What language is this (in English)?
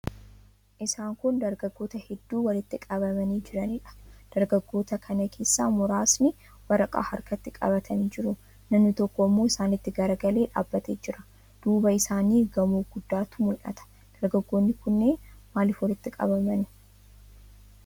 Oromo